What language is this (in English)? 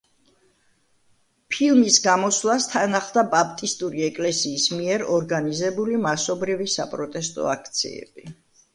Georgian